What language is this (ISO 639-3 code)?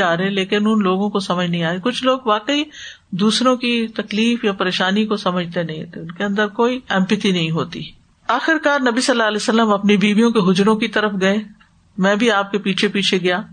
urd